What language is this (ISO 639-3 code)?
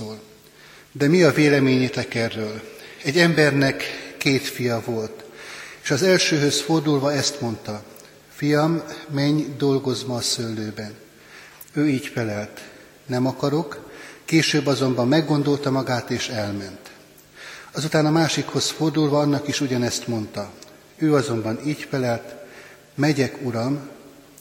hun